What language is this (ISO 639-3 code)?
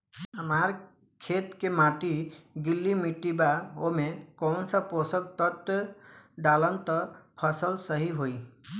bho